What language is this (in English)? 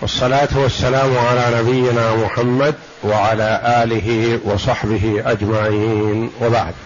Arabic